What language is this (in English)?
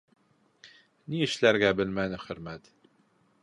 Bashkir